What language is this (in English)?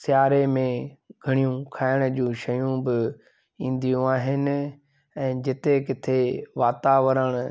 Sindhi